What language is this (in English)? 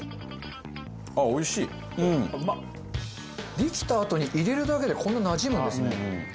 Japanese